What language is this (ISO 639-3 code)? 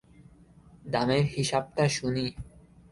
ben